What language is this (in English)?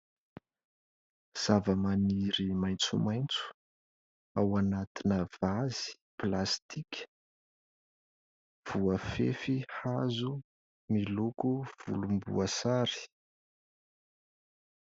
Malagasy